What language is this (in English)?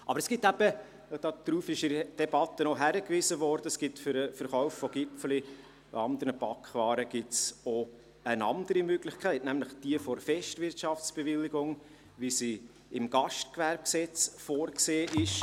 Swiss German